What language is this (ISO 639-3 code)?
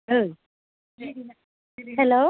brx